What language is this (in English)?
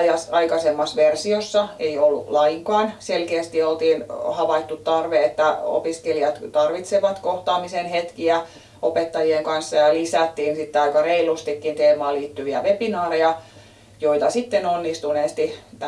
Finnish